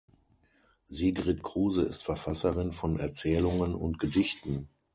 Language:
German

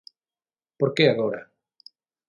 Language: Galician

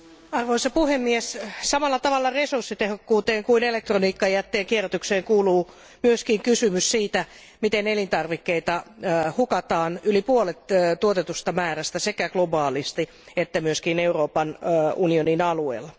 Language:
Finnish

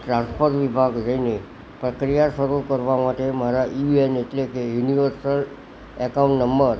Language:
Gujarati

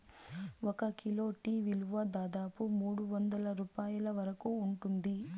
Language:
Telugu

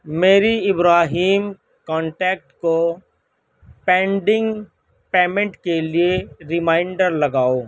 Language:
Urdu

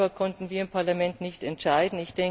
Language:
German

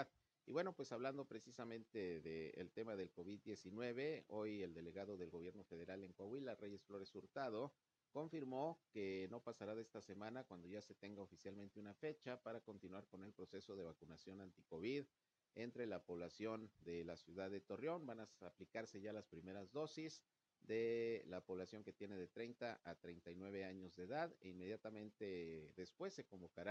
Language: Spanish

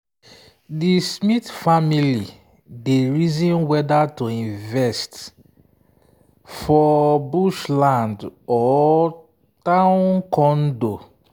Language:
Nigerian Pidgin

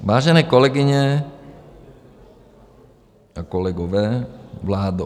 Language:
Czech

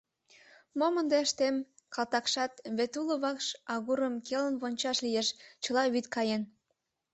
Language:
Mari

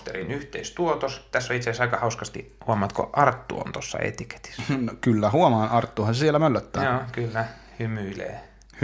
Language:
Finnish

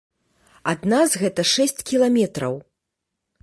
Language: Belarusian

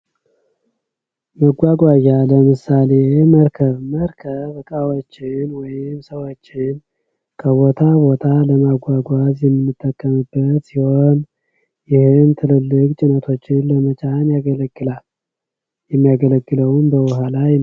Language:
Amharic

